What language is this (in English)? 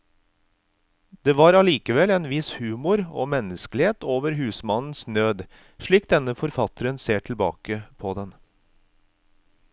Norwegian